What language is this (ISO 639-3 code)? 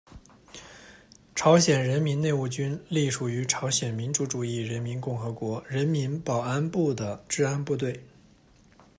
zho